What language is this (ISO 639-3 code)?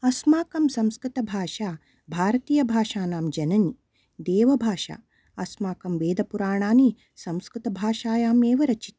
san